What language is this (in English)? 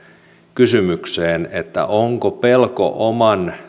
Finnish